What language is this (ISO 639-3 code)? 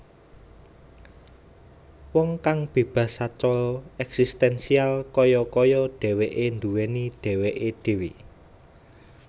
jav